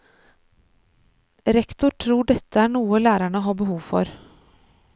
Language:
Norwegian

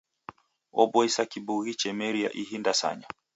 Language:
Taita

